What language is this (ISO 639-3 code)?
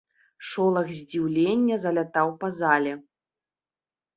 bel